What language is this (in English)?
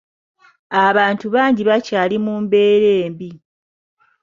Ganda